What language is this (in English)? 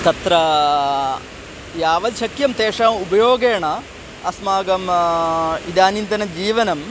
Sanskrit